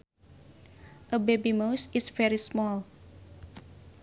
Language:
Sundanese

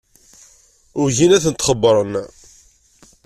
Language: Kabyle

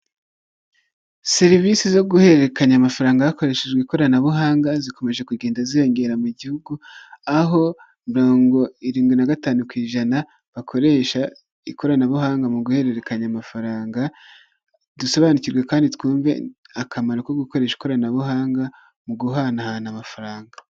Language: Kinyarwanda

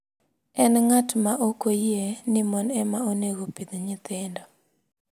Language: Luo (Kenya and Tanzania)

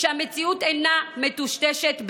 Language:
Hebrew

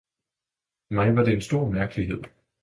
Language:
Danish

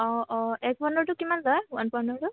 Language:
Assamese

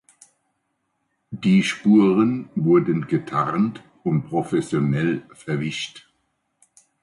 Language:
German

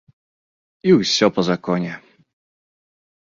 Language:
Belarusian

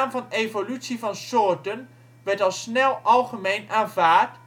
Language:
Dutch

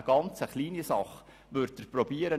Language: Swiss German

